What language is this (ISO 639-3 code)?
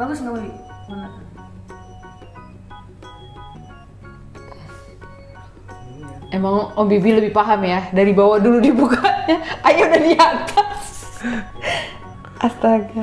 ind